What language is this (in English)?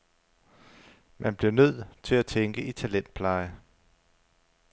Danish